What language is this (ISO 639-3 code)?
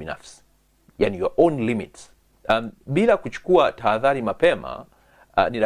swa